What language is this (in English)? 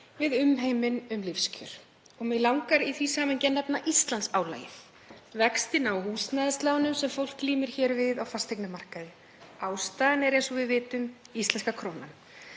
Icelandic